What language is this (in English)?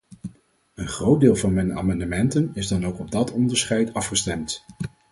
Dutch